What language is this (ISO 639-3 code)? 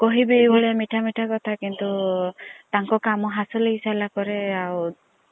ori